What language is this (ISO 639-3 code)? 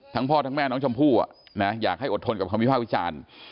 tha